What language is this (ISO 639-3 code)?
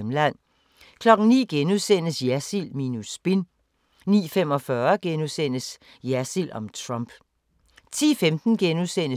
dan